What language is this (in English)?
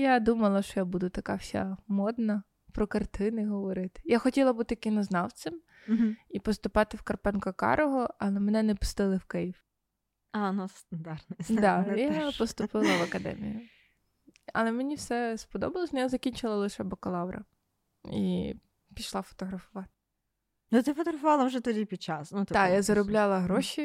Ukrainian